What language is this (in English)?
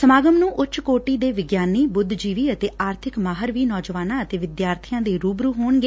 Punjabi